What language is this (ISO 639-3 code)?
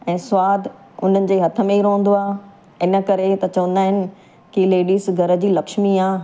snd